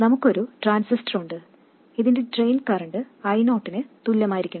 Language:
Malayalam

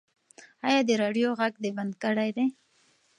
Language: Pashto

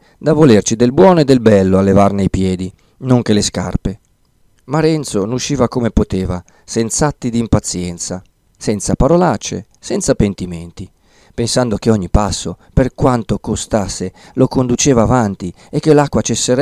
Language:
Italian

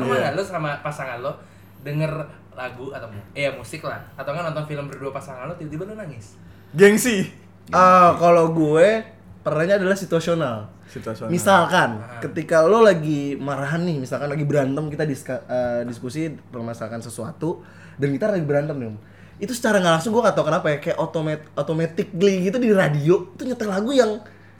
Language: Indonesian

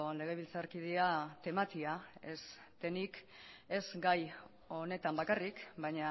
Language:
Basque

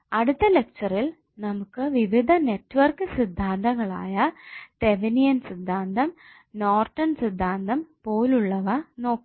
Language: Malayalam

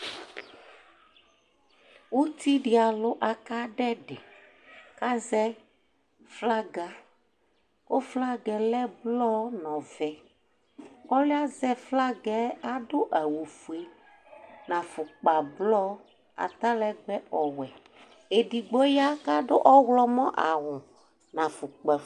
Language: Ikposo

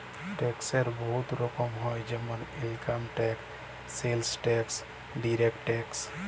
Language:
Bangla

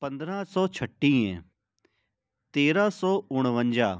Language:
Sindhi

